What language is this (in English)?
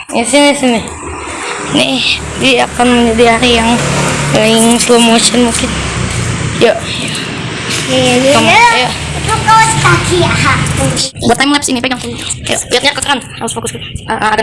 Indonesian